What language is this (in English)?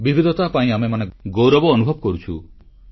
Odia